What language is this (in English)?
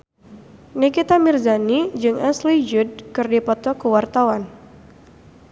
Sundanese